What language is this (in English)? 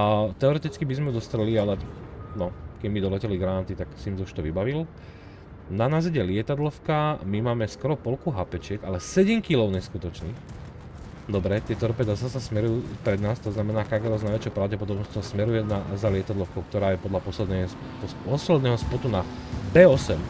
Slovak